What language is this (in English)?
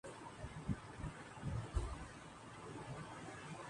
Urdu